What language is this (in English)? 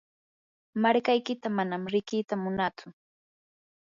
Yanahuanca Pasco Quechua